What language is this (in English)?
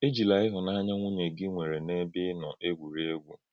Igbo